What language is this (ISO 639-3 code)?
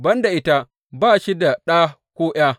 hau